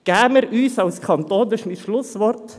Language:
Swiss German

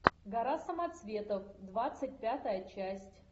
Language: Russian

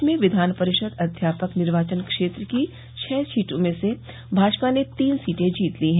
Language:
Hindi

